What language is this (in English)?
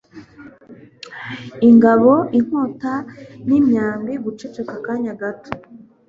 Kinyarwanda